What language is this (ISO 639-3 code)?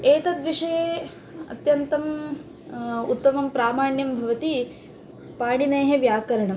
san